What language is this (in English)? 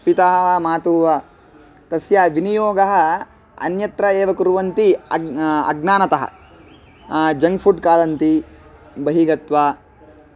Sanskrit